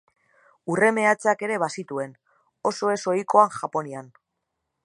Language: Basque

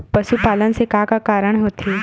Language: Chhattisgarhi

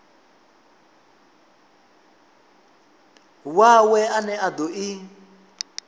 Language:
Venda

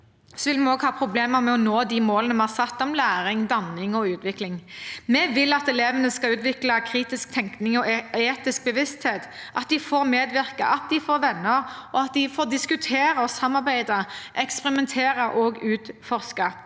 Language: Norwegian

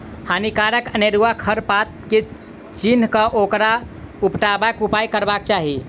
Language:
Maithili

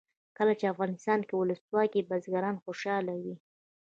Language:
Pashto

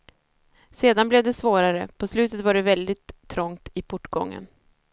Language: Swedish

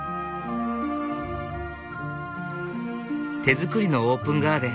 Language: Japanese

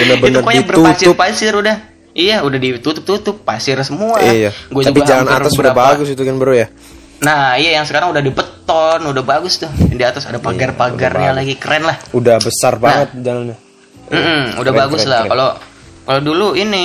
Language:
Indonesian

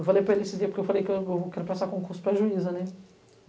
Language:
Portuguese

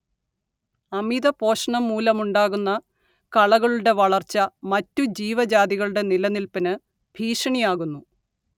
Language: Malayalam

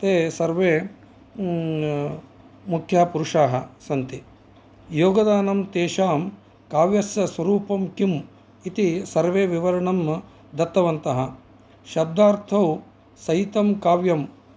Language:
Sanskrit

